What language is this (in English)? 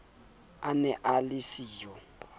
Southern Sotho